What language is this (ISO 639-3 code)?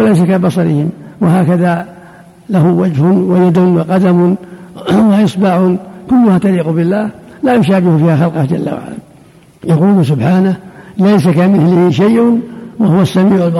ara